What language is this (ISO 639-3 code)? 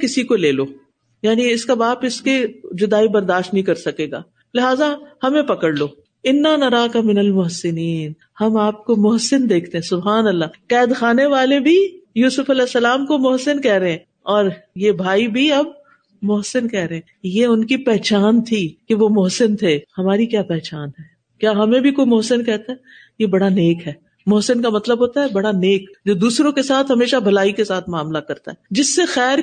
urd